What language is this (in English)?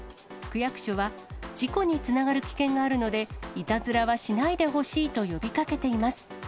Japanese